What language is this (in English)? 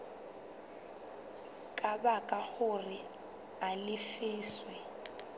Southern Sotho